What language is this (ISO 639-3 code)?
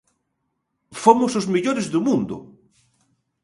glg